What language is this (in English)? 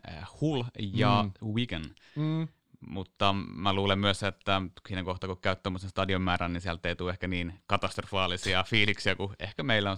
Finnish